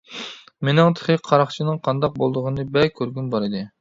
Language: Uyghur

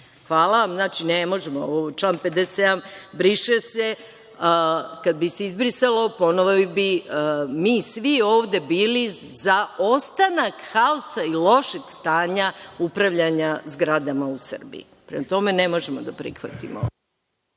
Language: Serbian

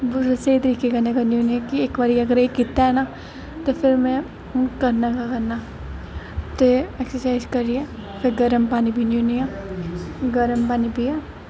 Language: Dogri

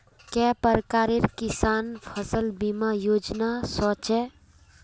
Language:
Magahi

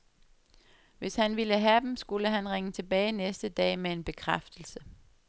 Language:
Danish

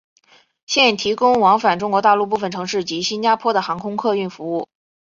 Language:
Chinese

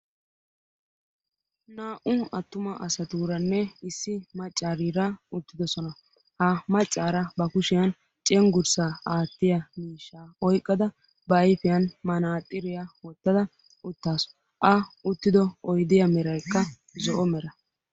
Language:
Wolaytta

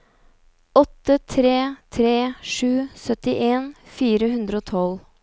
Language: Norwegian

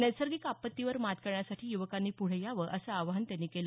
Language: Marathi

